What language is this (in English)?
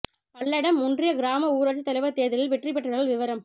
Tamil